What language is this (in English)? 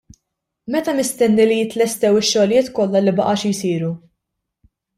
Maltese